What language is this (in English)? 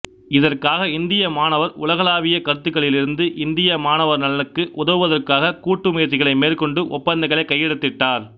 Tamil